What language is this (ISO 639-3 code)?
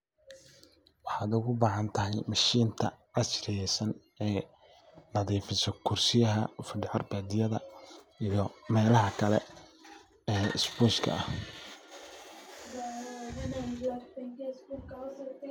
som